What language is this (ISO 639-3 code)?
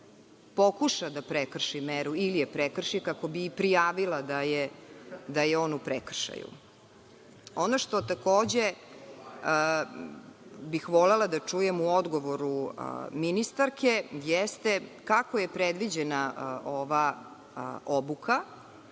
srp